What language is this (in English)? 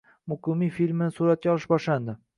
Uzbek